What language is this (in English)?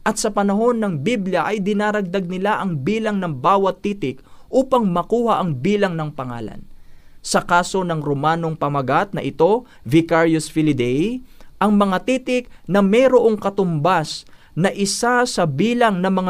Filipino